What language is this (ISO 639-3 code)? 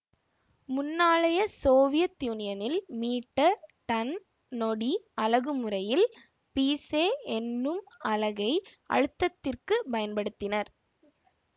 tam